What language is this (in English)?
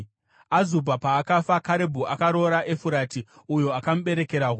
Shona